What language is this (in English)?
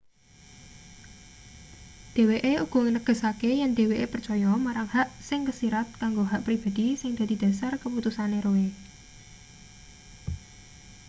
Javanese